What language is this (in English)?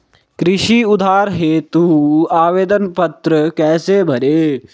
Hindi